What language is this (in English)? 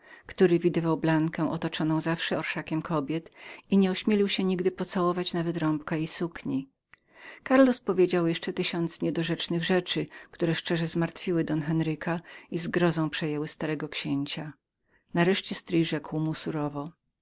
Polish